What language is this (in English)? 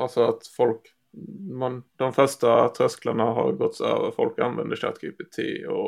Swedish